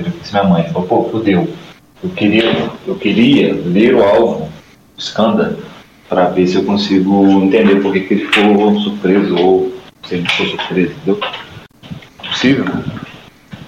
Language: Portuguese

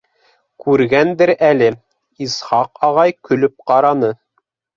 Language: Bashkir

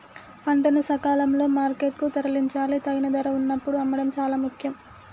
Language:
Telugu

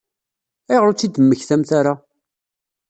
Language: Kabyle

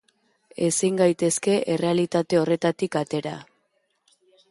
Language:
Basque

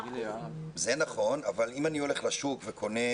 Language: Hebrew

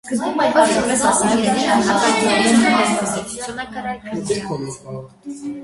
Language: Armenian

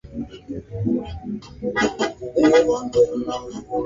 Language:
Swahili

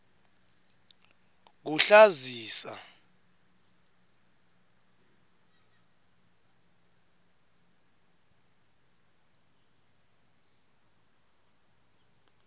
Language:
Swati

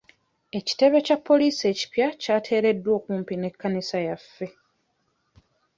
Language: Ganda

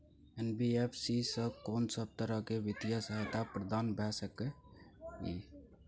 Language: Maithili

